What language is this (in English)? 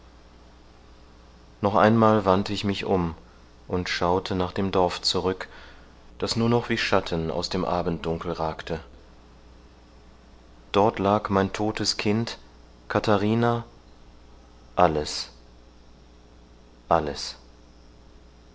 German